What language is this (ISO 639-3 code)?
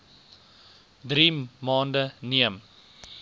afr